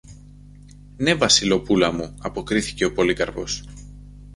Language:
Greek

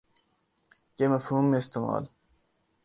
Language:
Urdu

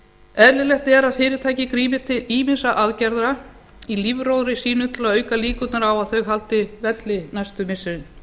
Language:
Icelandic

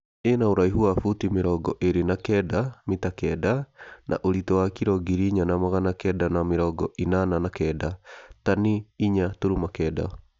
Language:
Kikuyu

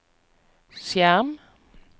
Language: Norwegian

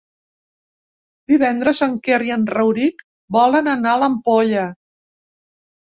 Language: Catalan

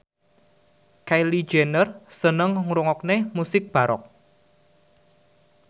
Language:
Javanese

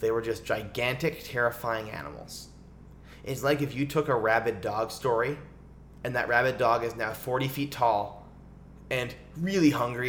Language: English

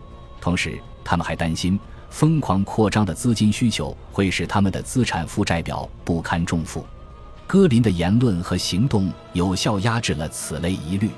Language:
Chinese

